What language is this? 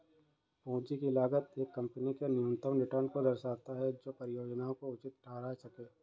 Hindi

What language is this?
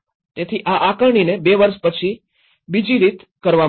Gujarati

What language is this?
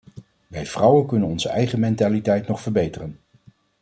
Dutch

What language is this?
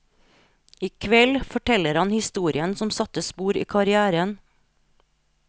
Norwegian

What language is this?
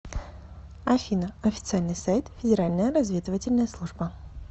Russian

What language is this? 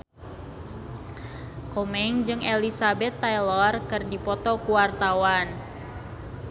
Sundanese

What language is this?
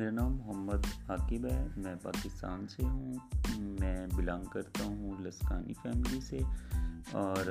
Urdu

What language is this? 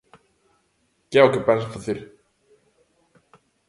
Galician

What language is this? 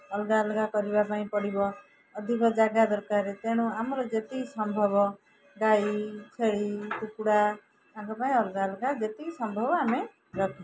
Odia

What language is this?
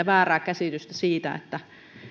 Finnish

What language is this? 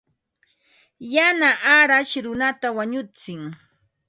Ambo-Pasco Quechua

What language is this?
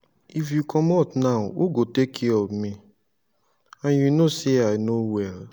Nigerian Pidgin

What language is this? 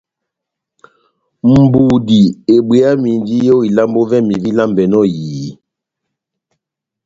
Batanga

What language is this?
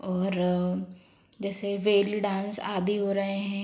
Hindi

